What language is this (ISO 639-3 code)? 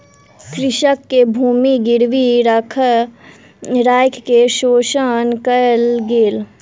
mai